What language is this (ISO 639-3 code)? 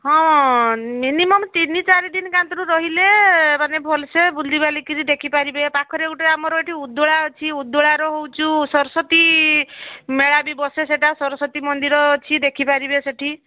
ori